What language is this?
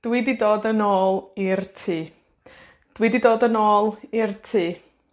Welsh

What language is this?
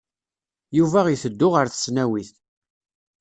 Kabyle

